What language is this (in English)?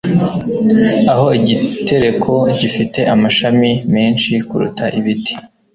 Kinyarwanda